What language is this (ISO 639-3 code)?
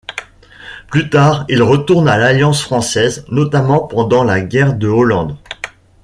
fra